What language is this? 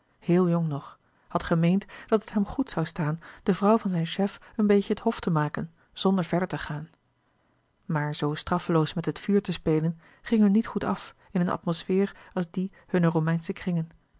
Dutch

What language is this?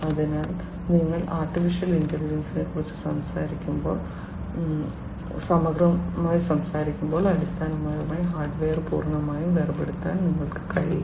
Malayalam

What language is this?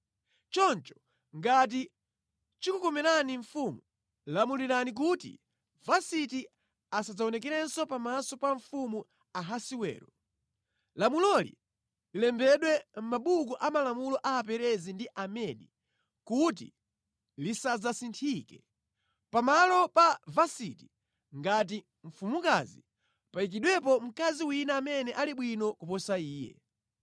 Nyanja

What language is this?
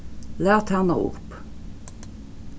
Faroese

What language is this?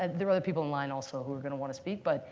English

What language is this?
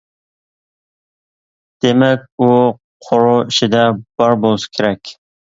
Uyghur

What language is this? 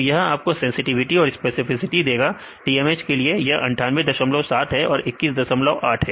Hindi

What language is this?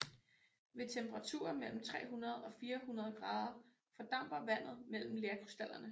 Danish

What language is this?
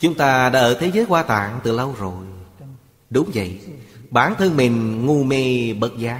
Vietnamese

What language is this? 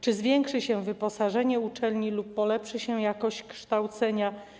Polish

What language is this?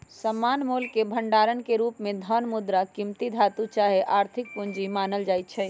Magahi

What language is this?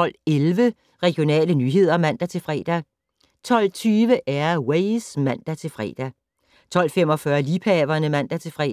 Danish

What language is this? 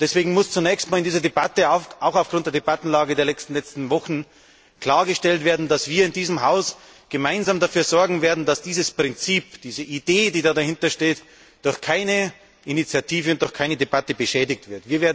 German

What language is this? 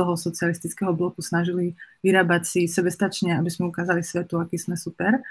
Slovak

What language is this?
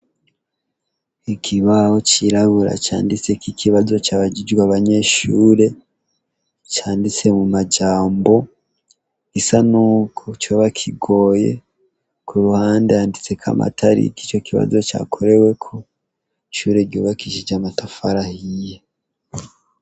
Rundi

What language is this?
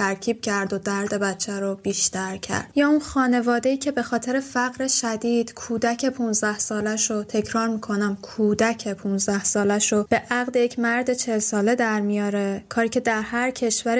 Persian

